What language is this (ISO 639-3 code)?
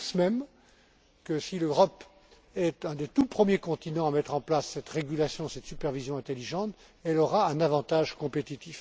fra